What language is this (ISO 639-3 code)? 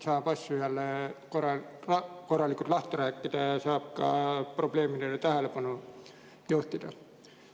est